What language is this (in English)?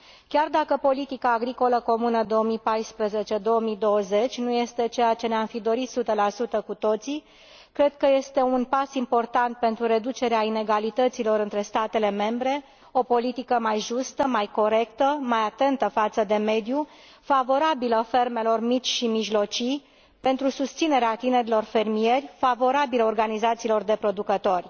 Romanian